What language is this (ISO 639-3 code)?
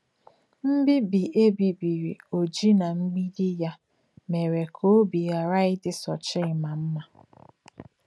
ibo